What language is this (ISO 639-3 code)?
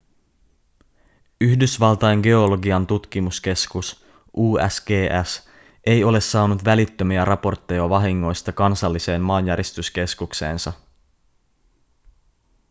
fin